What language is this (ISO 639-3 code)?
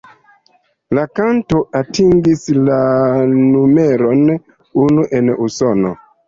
epo